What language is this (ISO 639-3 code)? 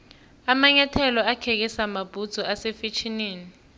nbl